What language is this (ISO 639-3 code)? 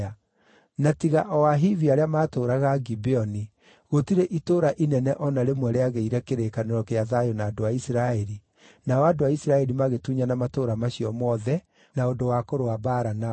kik